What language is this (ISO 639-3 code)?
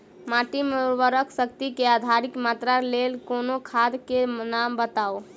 mai